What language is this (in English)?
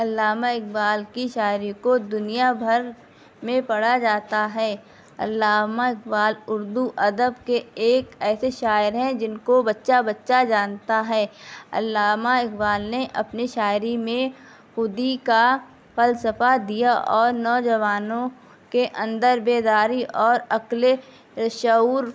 Urdu